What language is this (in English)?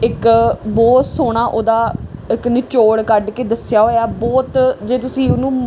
Punjabi